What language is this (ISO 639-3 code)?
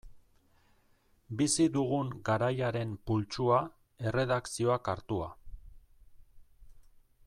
eus